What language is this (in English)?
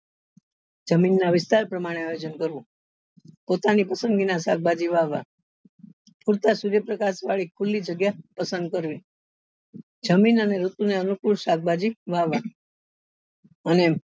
Gujarati